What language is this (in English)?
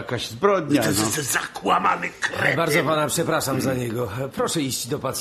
Polish